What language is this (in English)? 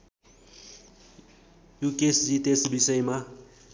Nepali